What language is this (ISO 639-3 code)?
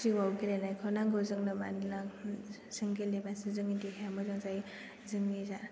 brx